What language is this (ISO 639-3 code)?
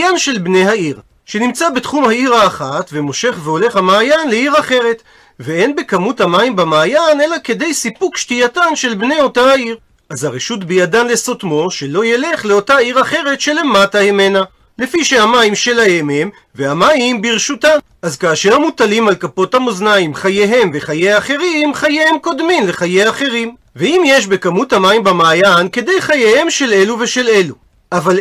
heb